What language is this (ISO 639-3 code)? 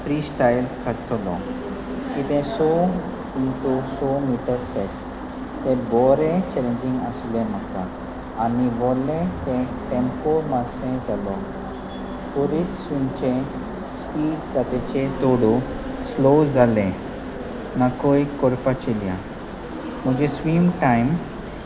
kok